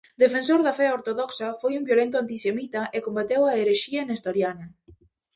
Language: Galician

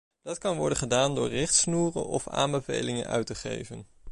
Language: Dutch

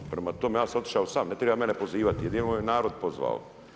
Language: Croatian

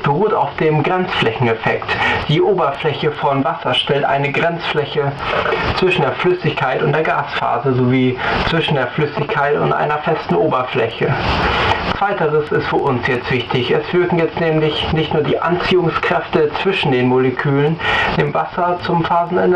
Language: German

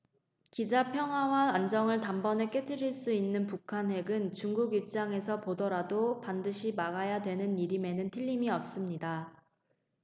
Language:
Korean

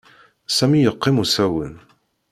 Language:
Kabyle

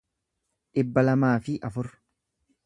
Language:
Oromo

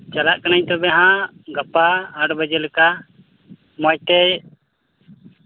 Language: Santali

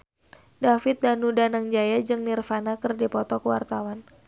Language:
Sundanese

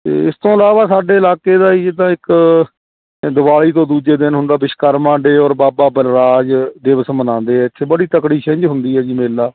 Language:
Punjabi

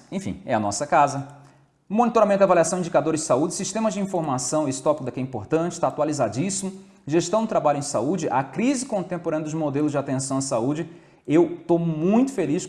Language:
Portuguese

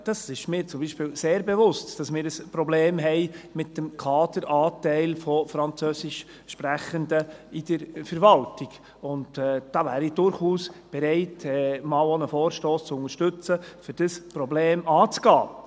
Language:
Swiss German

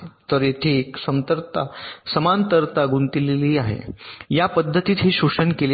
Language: Marathi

